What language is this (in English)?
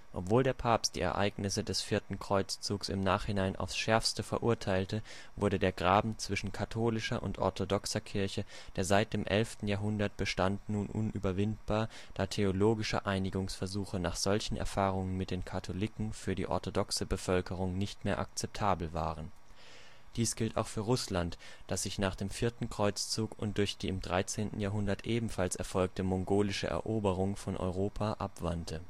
German